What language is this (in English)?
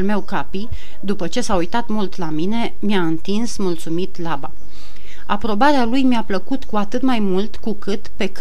Romanian